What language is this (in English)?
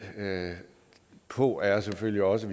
Danish